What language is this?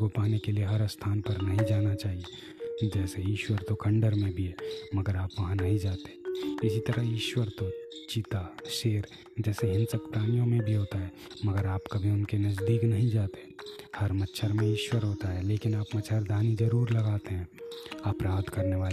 Hindi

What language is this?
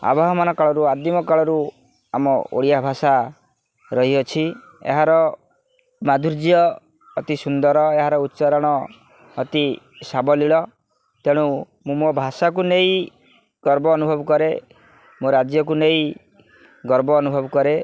Odia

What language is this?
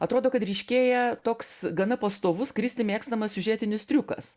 Lithuanian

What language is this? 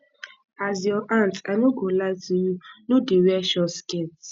Nigerian Pidgin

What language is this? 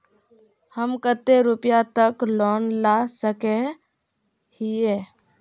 Magahi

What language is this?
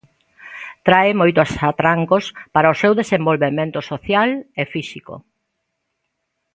Galician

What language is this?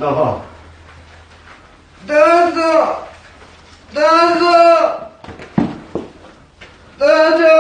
Korean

